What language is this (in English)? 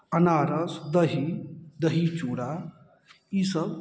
Maithili